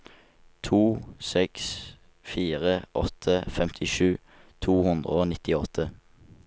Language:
Norwegian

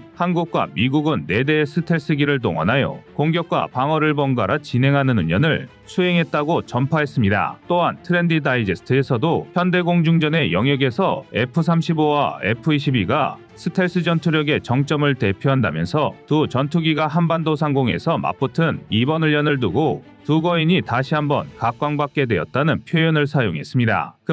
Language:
Korean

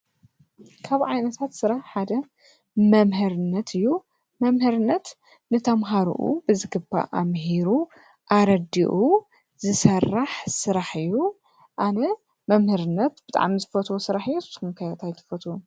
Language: Tigrinya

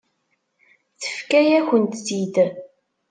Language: Kabyle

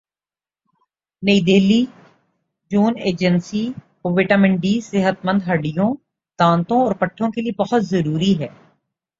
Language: Urdu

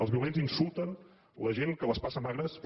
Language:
Catalan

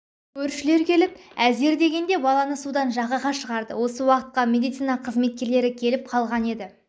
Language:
Kazakh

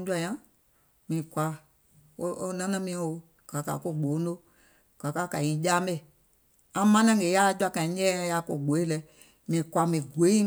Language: Gola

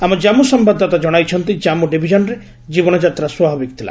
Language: Odia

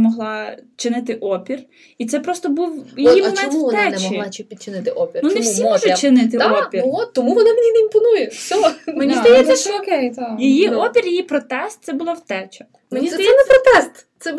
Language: Ukrainian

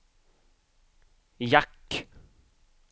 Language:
Swedish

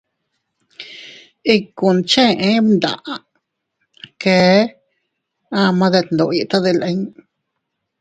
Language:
Teutila Cuicatec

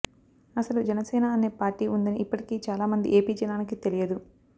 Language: Telugu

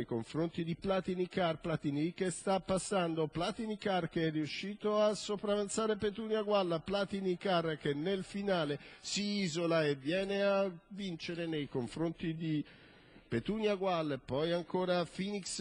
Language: Italian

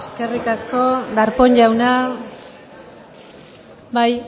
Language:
Basque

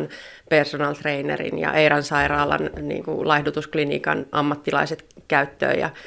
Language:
Finnish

